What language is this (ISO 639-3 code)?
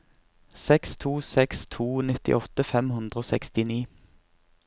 nor